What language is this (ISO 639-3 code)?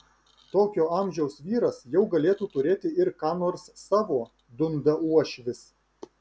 lit